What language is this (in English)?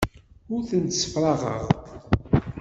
Kabyle